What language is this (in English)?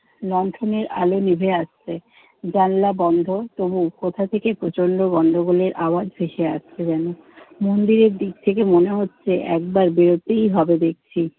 Bangla